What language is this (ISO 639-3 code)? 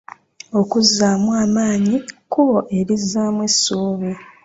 lug